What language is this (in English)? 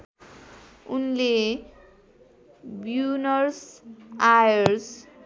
Nepali